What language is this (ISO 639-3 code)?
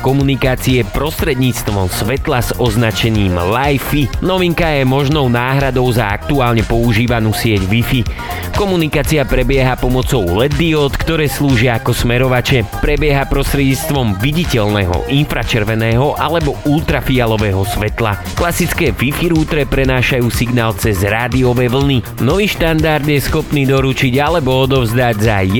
slk